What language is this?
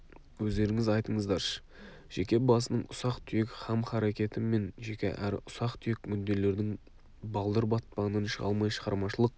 Kazakh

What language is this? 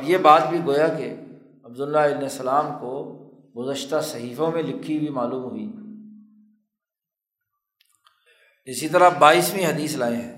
Urdu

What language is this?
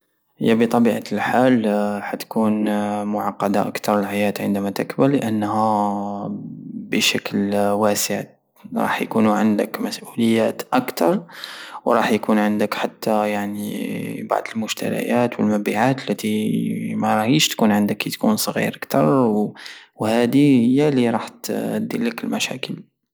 Algerian Saharan Arabic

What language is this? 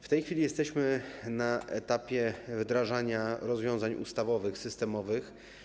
Polish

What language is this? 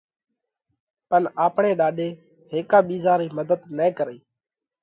Parkari Koli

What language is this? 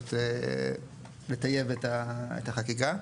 Hebrew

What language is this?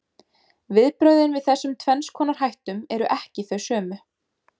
Icelandic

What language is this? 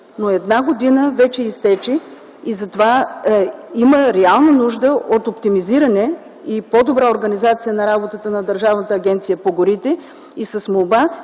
Bulgarian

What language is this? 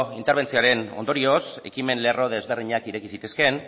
Basque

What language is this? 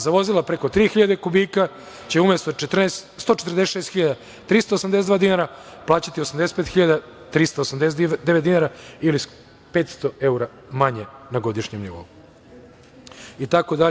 Serbian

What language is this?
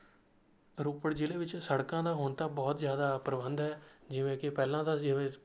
Punjabi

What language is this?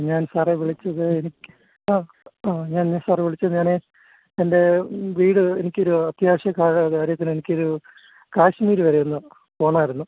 Malayalam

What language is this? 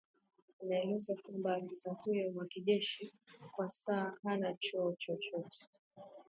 Swahili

